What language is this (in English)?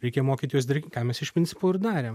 Lithuanian